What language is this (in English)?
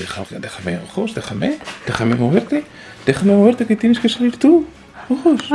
Spanish